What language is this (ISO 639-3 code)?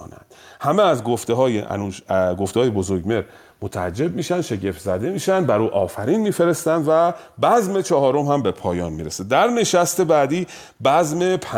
fas